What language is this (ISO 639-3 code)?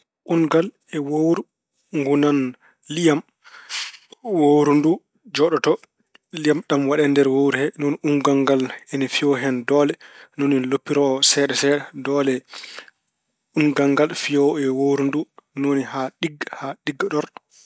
ful